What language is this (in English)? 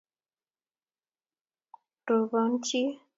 Kalenjin